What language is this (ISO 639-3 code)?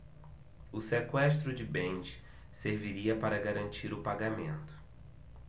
por